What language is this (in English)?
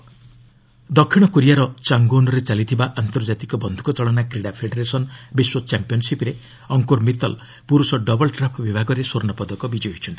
Odia